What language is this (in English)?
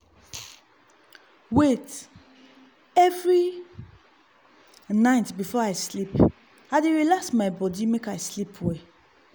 Nigerian Pidgin